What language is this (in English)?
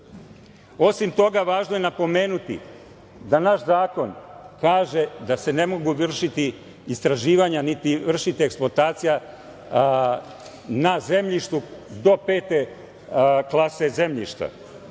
Serbian